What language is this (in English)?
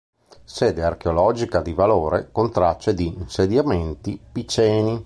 Italian